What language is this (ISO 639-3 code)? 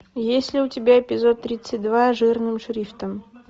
rus